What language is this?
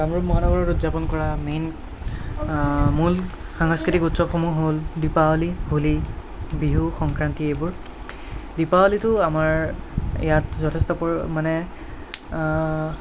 Assamese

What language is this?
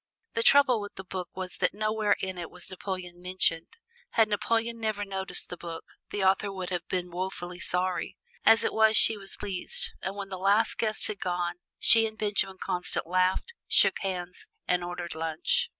English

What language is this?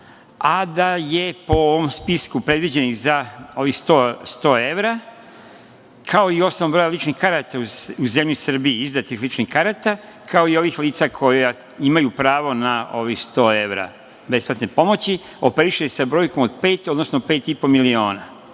Serbian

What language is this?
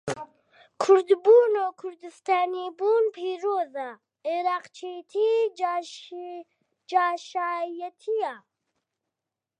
Central Kurdish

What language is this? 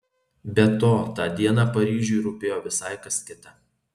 Lithuanian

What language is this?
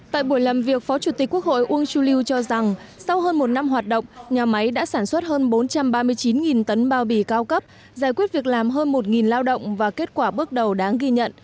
Vietnamese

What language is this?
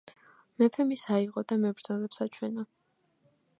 Georgian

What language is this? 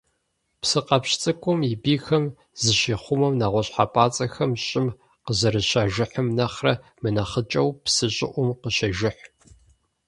Kabardian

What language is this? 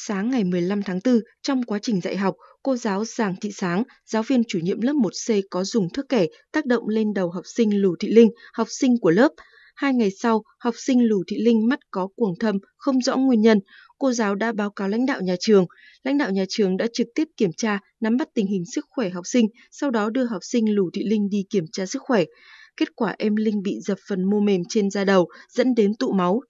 Vietnamese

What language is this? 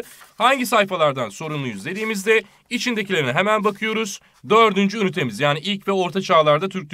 Turkish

